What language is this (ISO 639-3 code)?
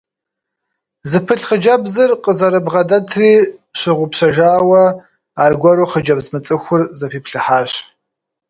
kbd